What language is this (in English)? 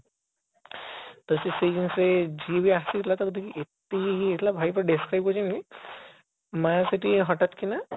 Odia